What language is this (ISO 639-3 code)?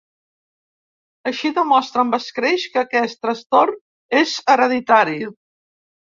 cat